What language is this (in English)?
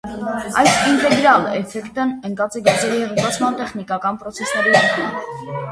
Armenian